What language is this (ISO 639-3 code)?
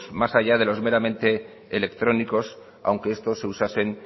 spa